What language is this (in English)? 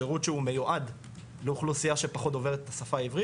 Hebrew